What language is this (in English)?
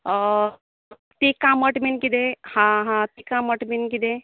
Konkani